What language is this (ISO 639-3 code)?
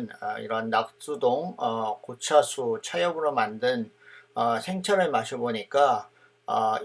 kor